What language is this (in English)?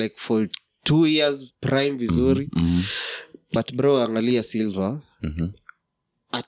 Swahili